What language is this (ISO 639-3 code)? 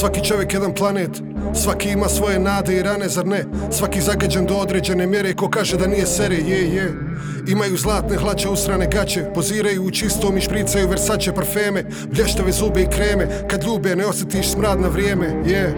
hrv